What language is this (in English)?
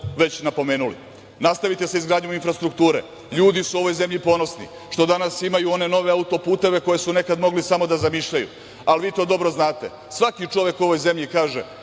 Serbian